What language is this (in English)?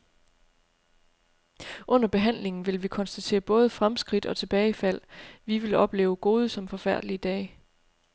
Danish